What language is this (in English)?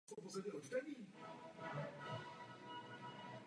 Czech